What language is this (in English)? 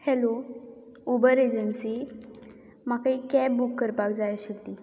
Konkani